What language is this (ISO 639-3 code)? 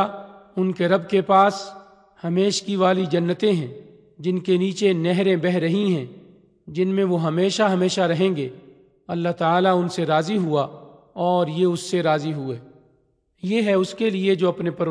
urd